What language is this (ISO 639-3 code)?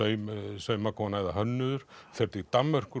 isl